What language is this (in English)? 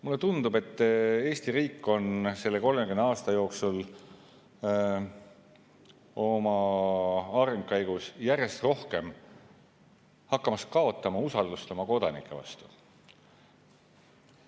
Estonian